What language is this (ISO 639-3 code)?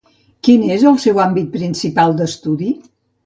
cat